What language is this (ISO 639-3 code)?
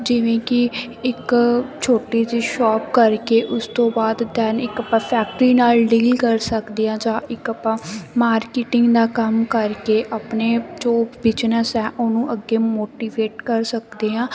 pan